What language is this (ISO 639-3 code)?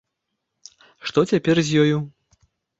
bel